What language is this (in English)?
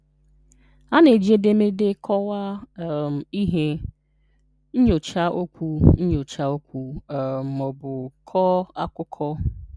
Igbo